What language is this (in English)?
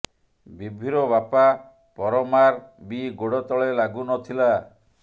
Odia